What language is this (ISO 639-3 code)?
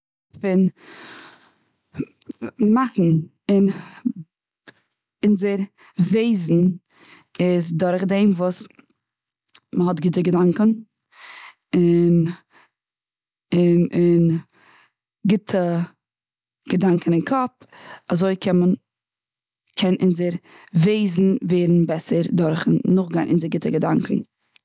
yid